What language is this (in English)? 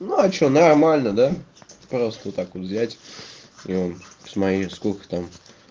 Russian